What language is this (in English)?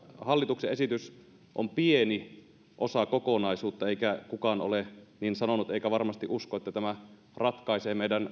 Finnish